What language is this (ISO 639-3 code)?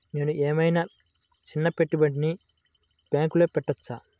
tel